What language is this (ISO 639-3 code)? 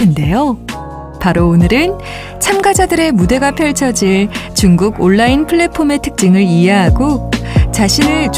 kor